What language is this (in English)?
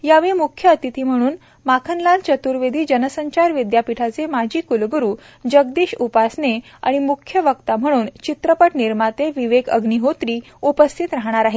Marathi